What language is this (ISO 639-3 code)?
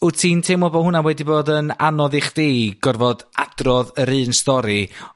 cym